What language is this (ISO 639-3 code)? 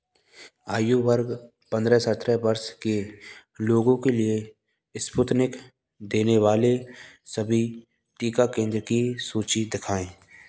hin